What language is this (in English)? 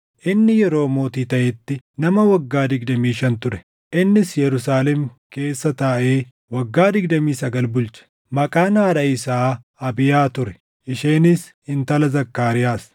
Oromo